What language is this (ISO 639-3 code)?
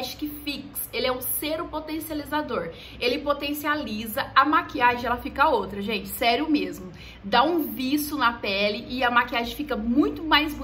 por